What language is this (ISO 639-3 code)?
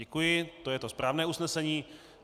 ces